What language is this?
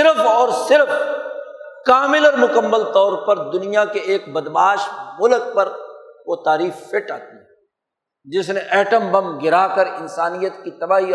Urdu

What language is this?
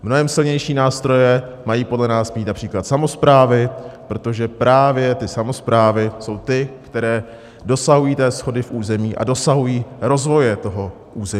Czech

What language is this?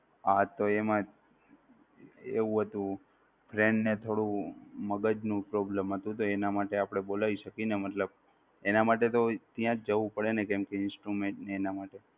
Gujarati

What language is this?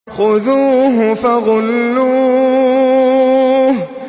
Arabic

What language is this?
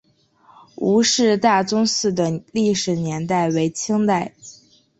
Chinese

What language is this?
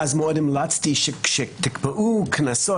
Hebrew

